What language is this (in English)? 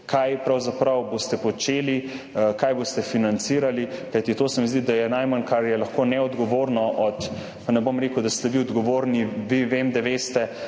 Slovenian